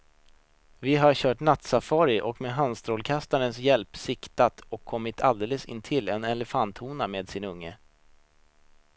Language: Swedish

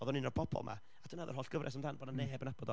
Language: Welsh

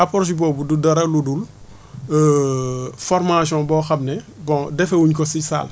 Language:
Wolof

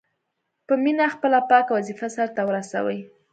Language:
Pashto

